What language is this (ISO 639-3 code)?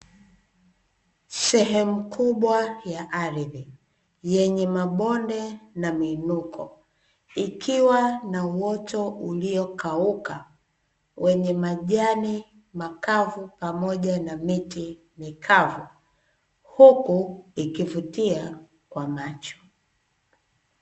swa